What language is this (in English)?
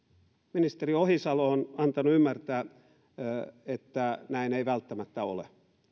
Finnish